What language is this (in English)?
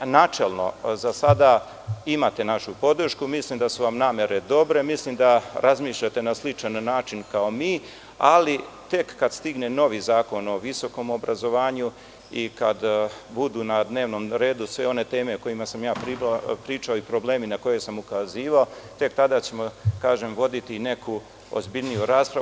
Serbian